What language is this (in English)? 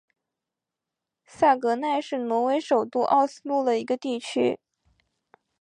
Chinese